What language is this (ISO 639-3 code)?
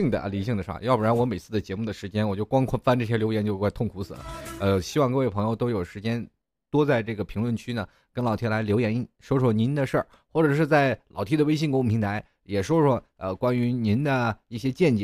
zho